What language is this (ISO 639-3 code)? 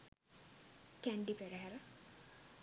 sin